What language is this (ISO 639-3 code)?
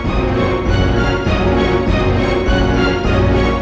ind